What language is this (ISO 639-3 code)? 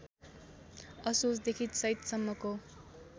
nep